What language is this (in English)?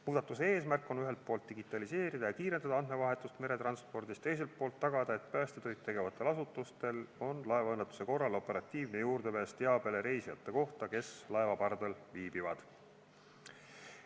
Estonian